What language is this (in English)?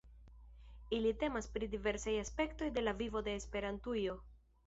Esperanto